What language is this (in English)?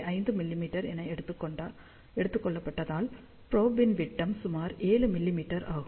Tamil